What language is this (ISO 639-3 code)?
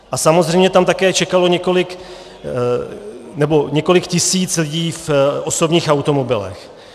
ces